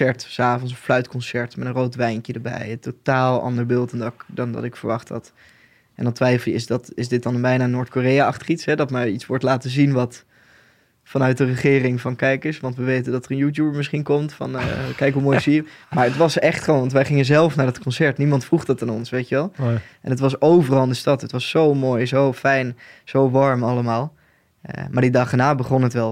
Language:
Dutch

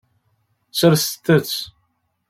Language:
Kabyle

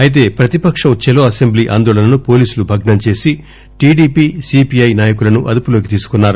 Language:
Telugu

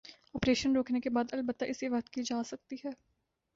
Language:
Urdu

